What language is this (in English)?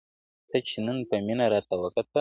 Pashto